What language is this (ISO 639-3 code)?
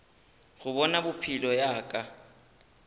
nso